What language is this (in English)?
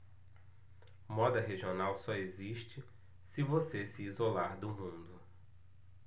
Portuguese